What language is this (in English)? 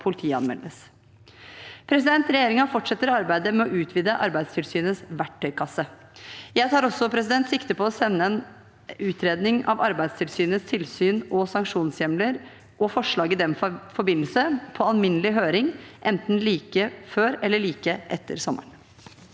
Norwegian